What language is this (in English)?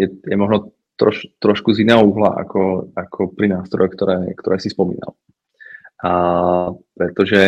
Czech